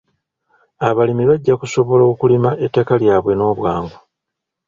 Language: Ganda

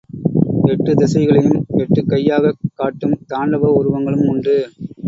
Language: Tamil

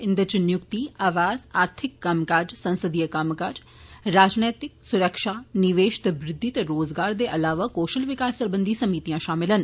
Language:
Dogri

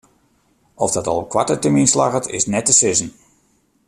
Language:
Western Frisian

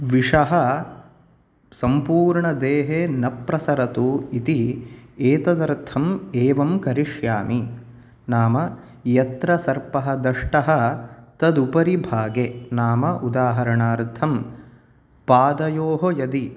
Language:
Sanskrit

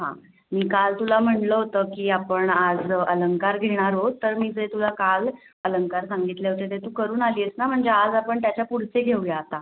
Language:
Marathi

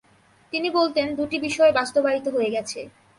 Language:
Bangla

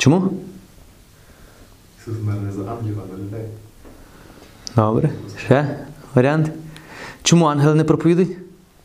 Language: Ukrainian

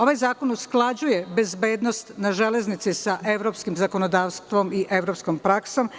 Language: Serbian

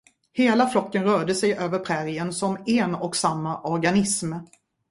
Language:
Swedish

